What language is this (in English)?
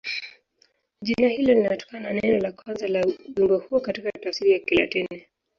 Swahili